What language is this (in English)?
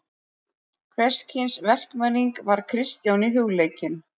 Icelandic